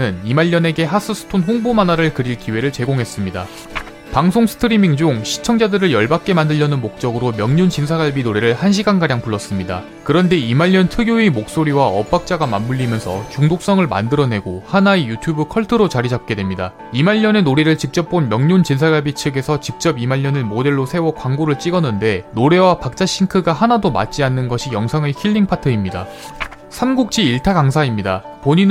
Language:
Korean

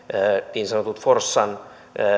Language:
Finnish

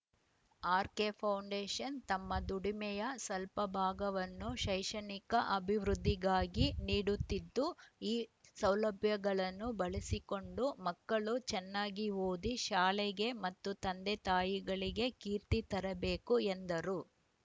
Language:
Kannada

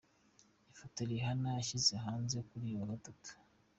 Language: Kinyarwanda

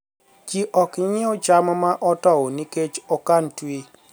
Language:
Luo (Kenya and Tanzania)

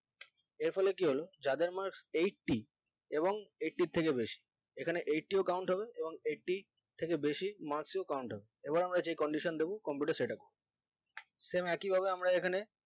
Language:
Bangla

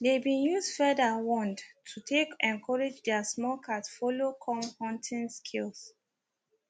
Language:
Nigerian Pidgin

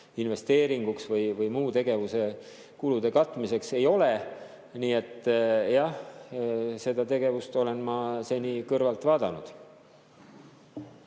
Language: Estonian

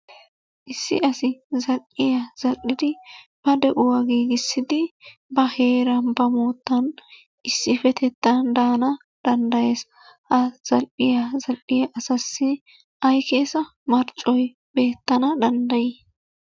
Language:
Wolaytta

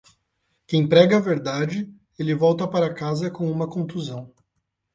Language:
Portuguese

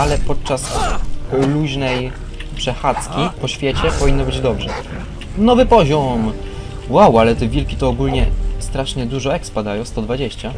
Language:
Polish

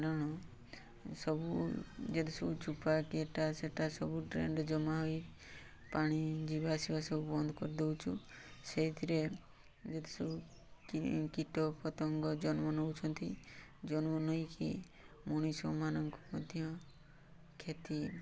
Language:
Odia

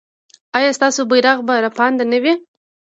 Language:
Pashto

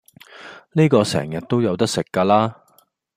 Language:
Cantonese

